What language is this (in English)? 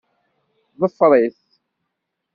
Kabyle